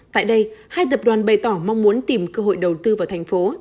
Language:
Vietnamese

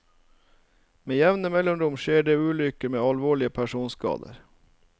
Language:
Norwegian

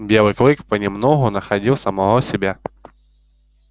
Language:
Russian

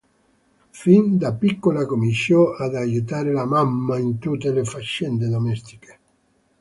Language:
Italian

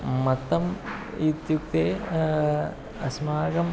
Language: Sanskrit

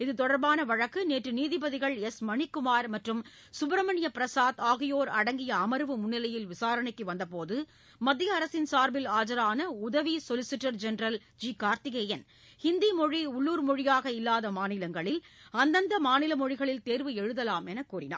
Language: Tamil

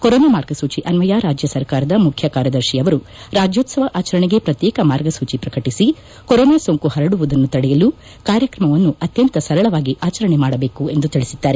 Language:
Kannada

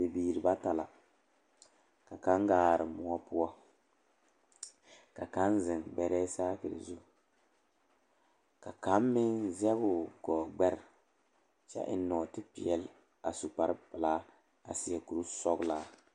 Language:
Southern Dagaare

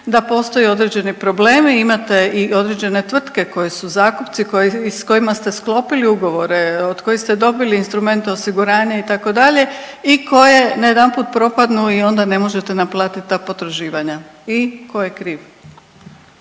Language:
Croatian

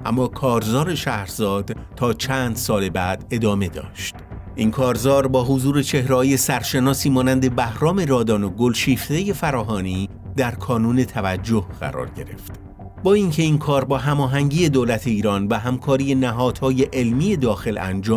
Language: Persian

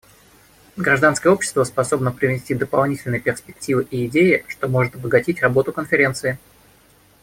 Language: Russian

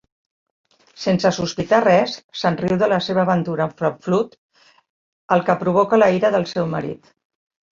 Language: Catalan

